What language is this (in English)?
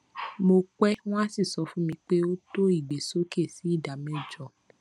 Yoruba